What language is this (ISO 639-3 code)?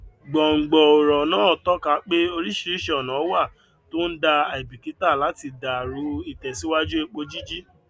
yor